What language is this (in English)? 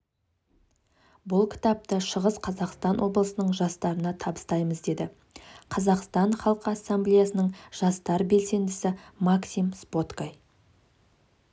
Kazakh